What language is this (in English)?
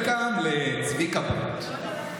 Hebrew